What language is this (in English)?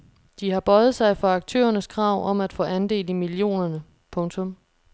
Danish